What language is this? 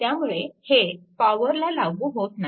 Marathi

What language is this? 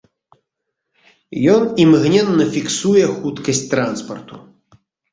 Belarusian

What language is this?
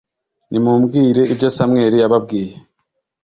Kinyarwanda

